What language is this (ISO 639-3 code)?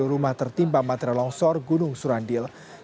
ind